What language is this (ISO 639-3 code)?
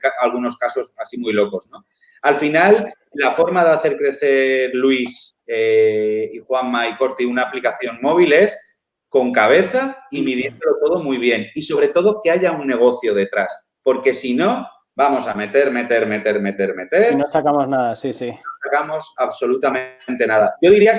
spa